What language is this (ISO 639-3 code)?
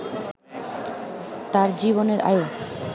ben